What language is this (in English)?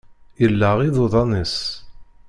Kabyle